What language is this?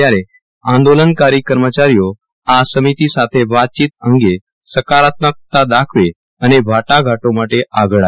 Gujarati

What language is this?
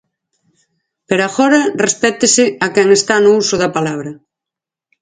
Galician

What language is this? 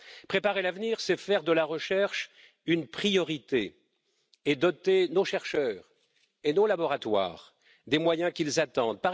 French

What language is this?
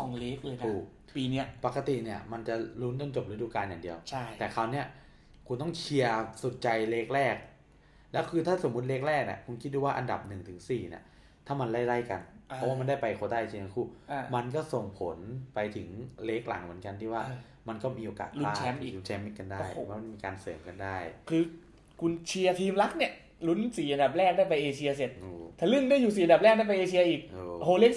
Thai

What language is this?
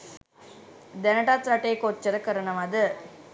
Sinhala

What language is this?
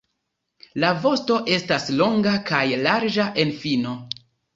Esperanto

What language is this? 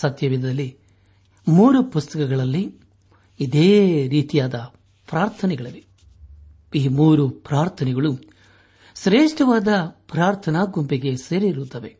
Kannada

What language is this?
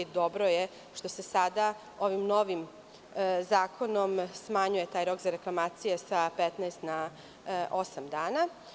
Serbian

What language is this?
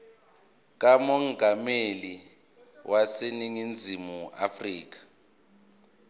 Zulu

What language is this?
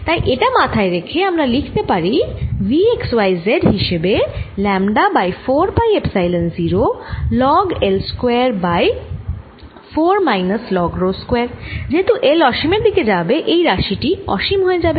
Bangla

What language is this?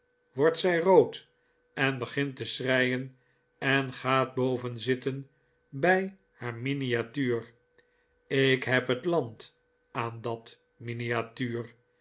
Dutch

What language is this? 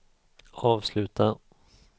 Swedish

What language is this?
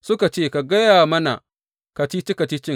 Hausa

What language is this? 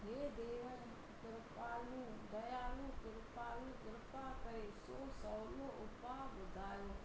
Sindhi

